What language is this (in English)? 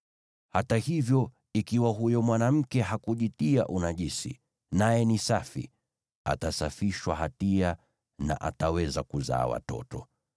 Swahili